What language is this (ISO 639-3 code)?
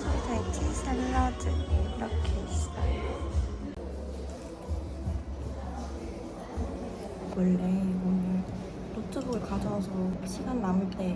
kor